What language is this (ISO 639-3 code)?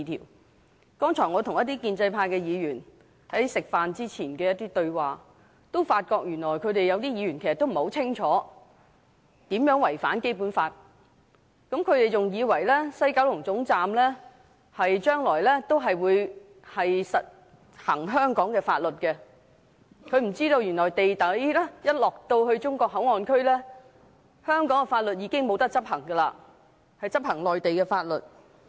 yue